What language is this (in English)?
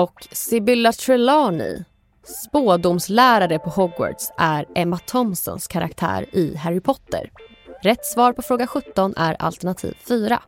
Swedish